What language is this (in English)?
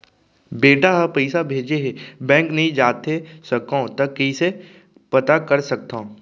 Chhattisgarhi